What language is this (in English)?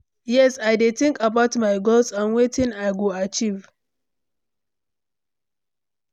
Nigerian Pidgin